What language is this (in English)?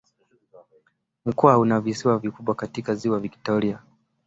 Swahili